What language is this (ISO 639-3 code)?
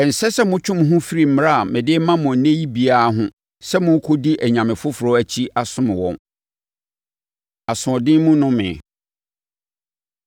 aka